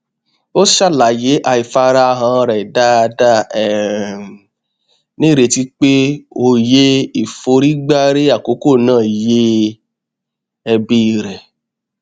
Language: Yoruba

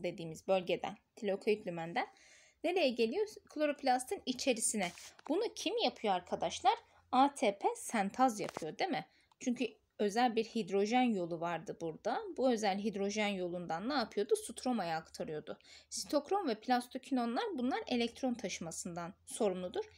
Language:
Turkish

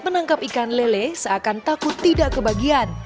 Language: Indonesian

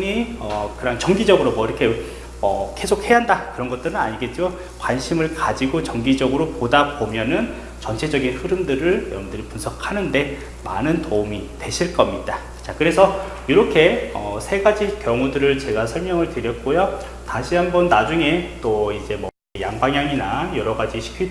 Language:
Korean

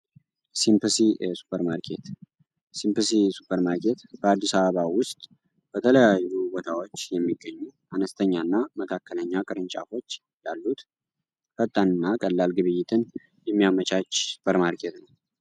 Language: Amharic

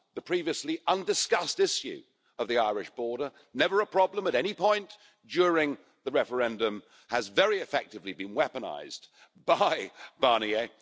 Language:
English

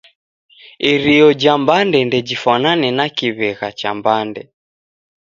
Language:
Taita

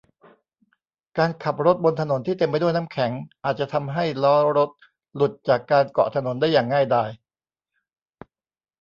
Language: Thai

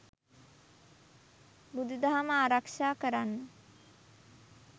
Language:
Sinhala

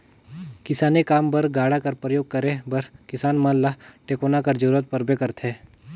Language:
Chhattisgarhi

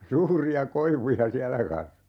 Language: Finnish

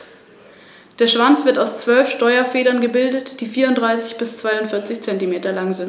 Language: German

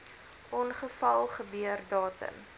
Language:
Afrikaans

